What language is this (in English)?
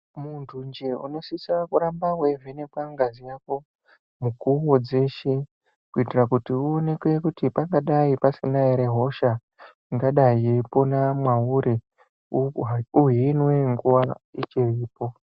Ndau